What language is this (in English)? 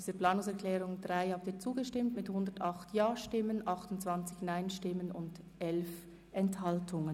Swiss German